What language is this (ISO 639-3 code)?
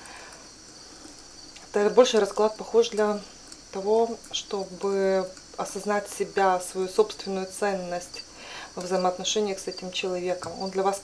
rus